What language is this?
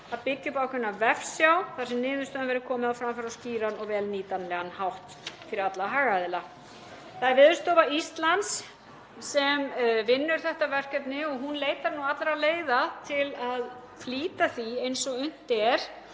Icelandic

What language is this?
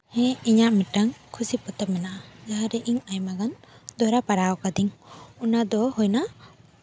Santali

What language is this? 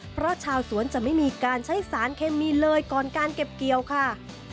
Thai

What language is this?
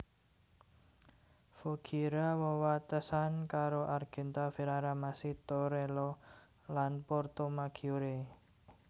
Javanese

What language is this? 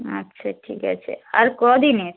Bangla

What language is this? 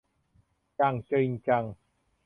Thai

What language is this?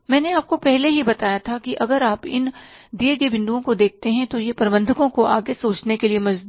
Hindi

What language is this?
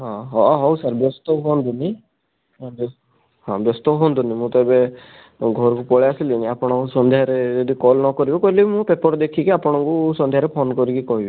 Odia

